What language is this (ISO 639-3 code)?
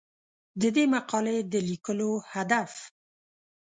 pus